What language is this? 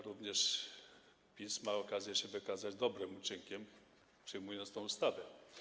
Polish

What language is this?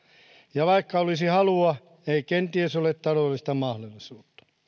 Finnish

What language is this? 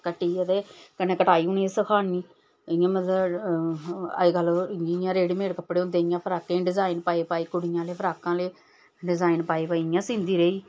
Dogri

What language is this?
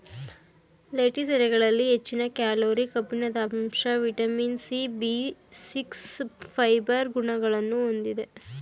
Kannada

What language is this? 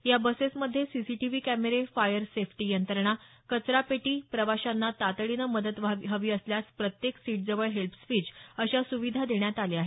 Marathi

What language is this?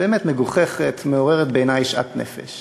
Hebrew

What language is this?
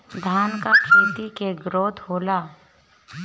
Bhojpuri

